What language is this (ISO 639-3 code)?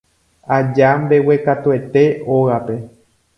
grn